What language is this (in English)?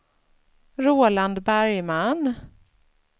Swedish